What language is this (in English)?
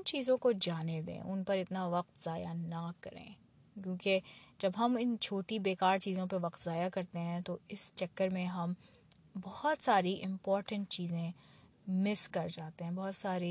Urdu